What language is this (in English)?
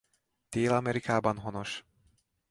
Hungarian